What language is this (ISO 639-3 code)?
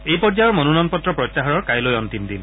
asm